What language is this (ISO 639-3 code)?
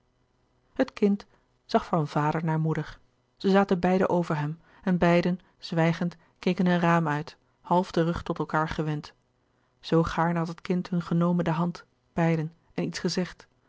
nld